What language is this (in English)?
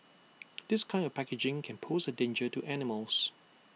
English